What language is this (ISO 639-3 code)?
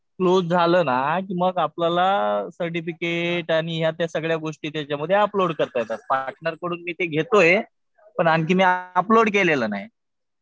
mar